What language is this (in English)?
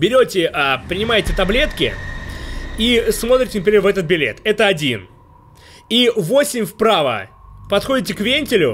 Russian